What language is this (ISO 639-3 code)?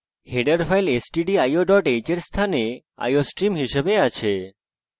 ben